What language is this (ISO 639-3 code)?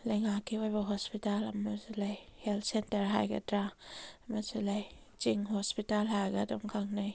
mni